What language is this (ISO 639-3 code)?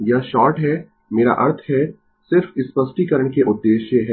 hin